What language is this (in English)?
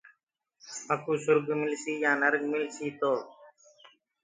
Gurgula